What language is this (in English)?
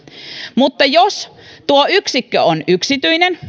Finnish